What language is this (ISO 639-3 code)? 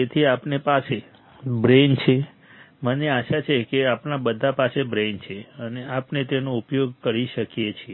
guj